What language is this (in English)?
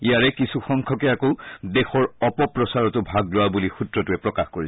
Assamese